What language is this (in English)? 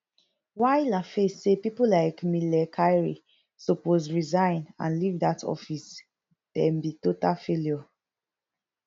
Nigerian Pidgin